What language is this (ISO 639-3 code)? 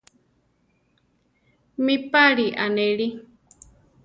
tar